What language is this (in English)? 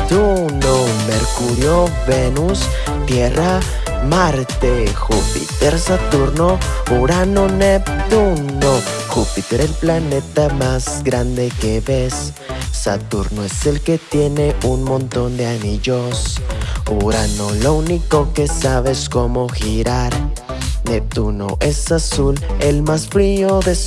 Spanish